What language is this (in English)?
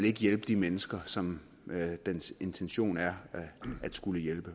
Danish